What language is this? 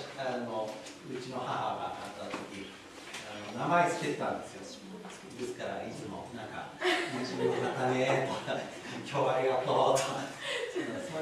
Japanese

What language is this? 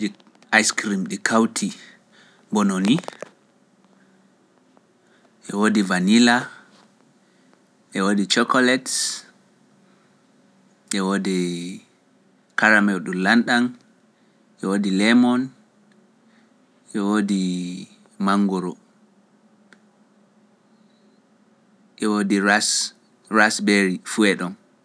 Pular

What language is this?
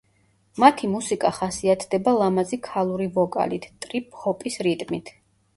Georgian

